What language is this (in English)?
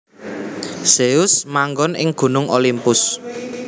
Javanese